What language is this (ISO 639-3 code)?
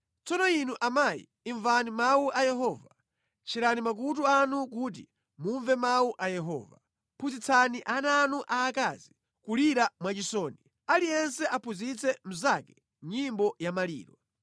nya